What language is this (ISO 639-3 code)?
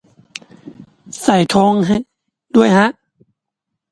tha